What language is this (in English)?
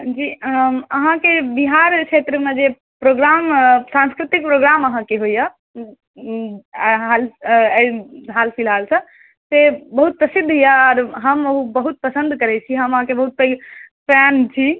Maithili